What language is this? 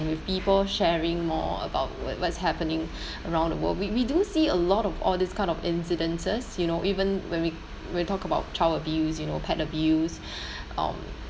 English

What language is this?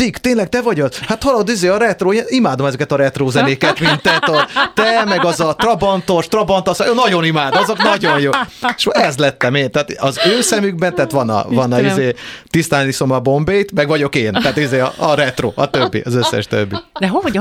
Hungarian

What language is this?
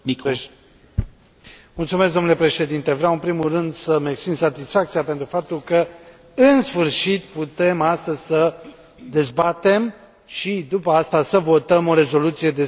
Romanian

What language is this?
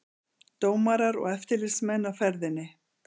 Icelandic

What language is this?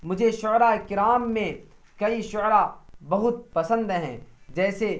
Urdu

